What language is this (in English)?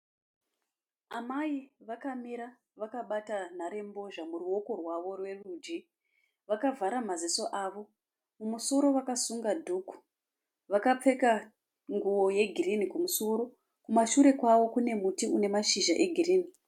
Shona